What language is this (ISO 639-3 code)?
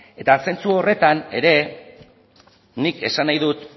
eus